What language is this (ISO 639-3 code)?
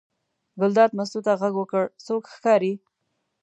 pus